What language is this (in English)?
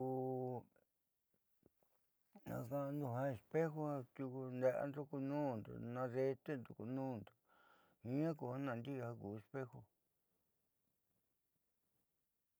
Southeastern Nochixtlán Mixtec